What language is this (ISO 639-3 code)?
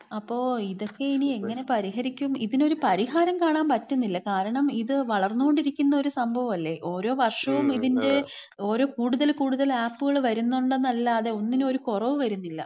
mal